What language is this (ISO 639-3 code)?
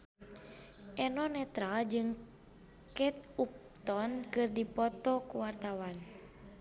sun